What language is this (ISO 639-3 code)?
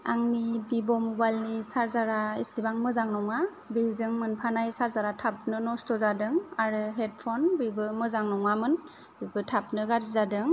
brx